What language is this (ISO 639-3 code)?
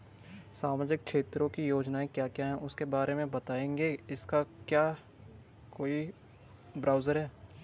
hin